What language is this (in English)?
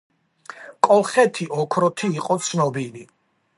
Georgian